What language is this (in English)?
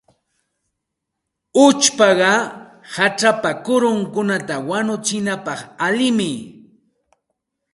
Santa Ana de Tusi Pasco Quechua